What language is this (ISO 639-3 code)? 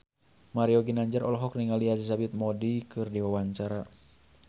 sun